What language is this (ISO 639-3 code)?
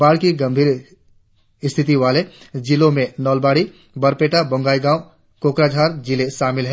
hin